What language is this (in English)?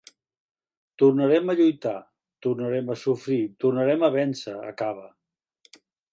Catalan